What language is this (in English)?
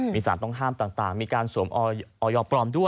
Thai